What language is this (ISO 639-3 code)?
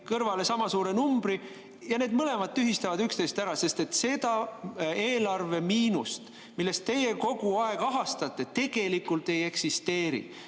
est